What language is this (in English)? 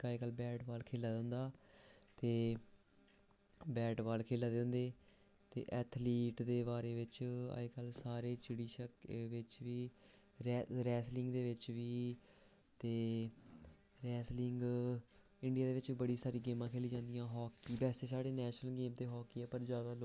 Dogri